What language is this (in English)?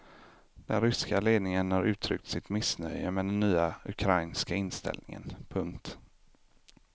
Swedish